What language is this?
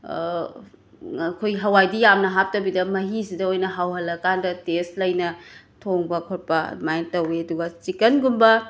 Manipuri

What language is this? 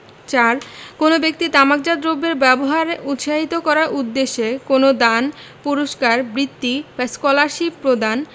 Bangla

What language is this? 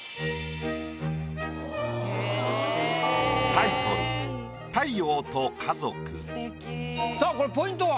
Japanese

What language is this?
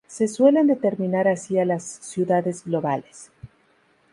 Spanish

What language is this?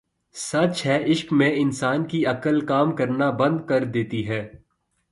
Urdu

